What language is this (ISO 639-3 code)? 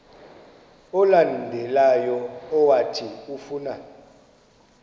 xho